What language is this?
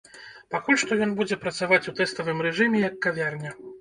Belarusian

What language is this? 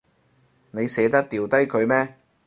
Cantonese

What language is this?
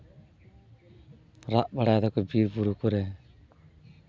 Santali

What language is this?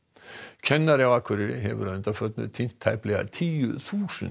Icelandic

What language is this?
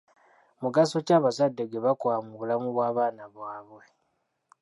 Ganda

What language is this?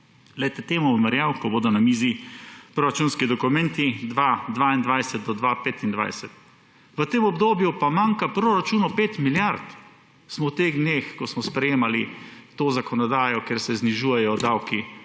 Slovenian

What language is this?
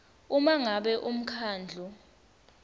Swati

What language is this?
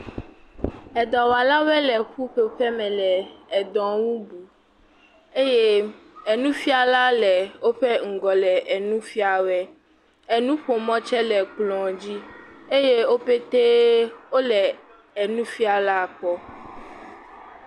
Ewe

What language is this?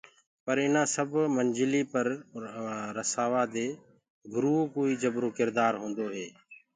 Gurgula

